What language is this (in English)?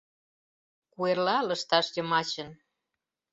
Mari